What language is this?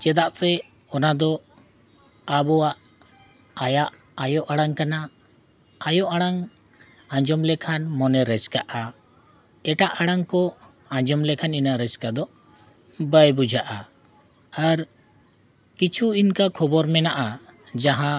Santali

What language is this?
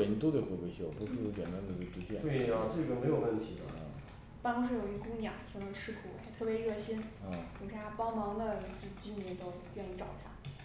Chinese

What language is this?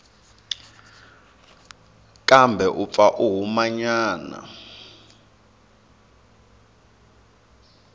Tsonga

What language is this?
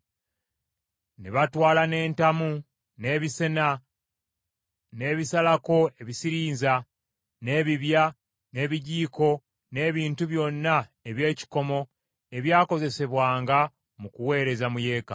Ganda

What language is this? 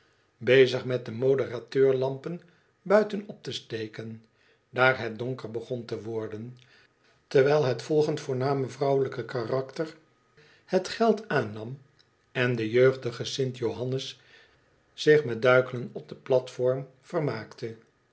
Dutch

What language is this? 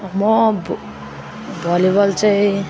Nepali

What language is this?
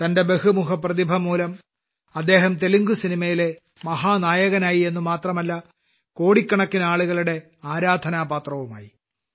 Malayalam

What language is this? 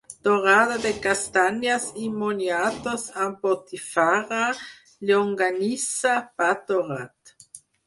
Catalan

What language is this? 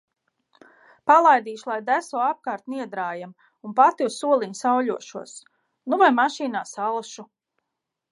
Latvian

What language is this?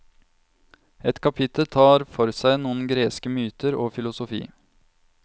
Norwegian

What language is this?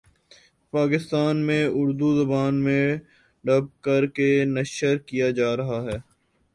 Urdu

